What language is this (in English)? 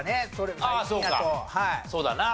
Japanese